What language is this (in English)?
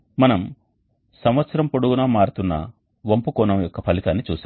Telugu